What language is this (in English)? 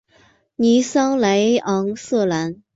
Chinese